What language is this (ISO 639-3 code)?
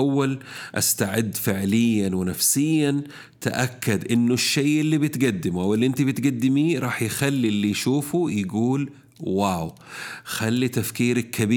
ara